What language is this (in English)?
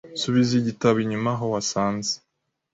Kinyarwanda